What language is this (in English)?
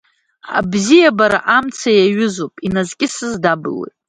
Abkhazian